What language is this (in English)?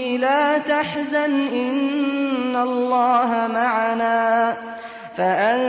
Arabic